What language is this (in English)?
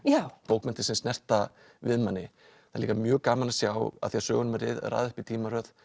Icelandic